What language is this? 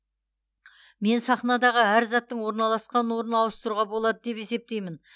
Kazakh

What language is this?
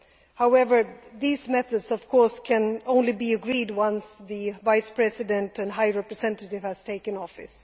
English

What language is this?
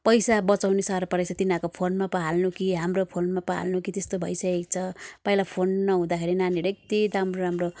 Nepali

